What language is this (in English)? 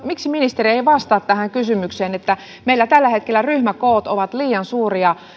Finnish